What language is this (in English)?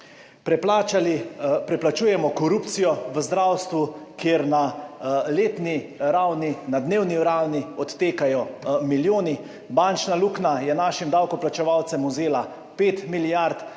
Slovenian